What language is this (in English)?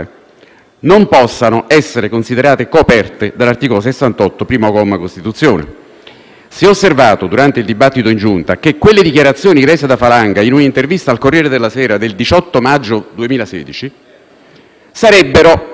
Italian